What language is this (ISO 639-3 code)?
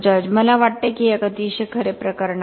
mar